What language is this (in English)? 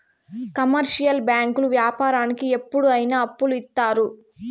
Telugu